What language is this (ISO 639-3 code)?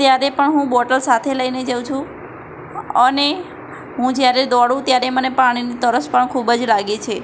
guj